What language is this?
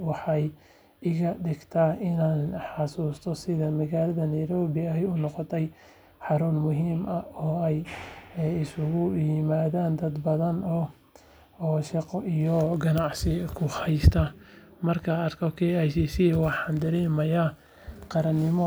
Somali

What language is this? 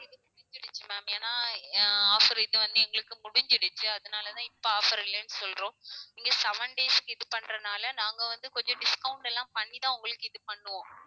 Tamil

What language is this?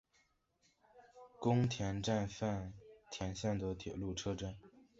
Chinese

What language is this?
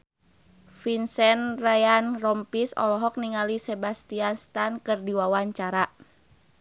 Sundanese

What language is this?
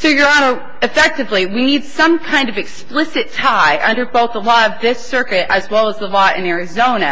English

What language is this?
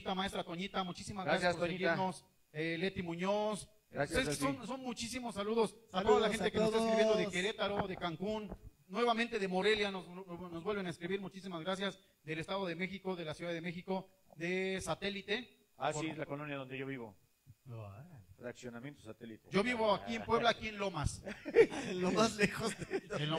Spanish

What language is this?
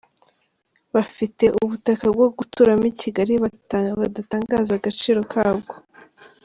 Kinyarwanda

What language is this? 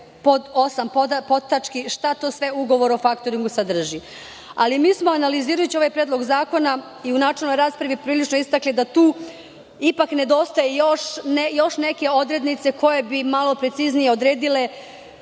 Serbian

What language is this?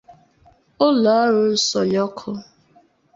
Igbo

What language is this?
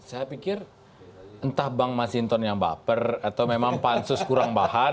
Indonesian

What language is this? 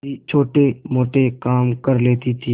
Hindi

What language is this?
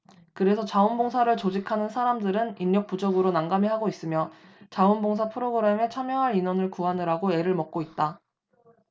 Korean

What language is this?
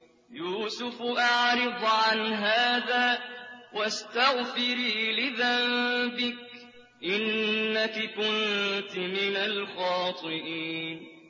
Arabic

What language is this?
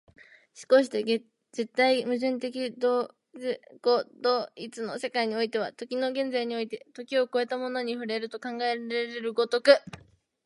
Japanese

